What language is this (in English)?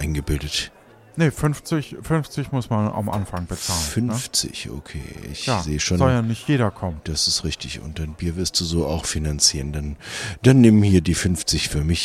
German